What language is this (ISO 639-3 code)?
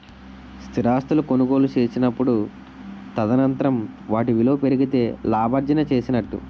tel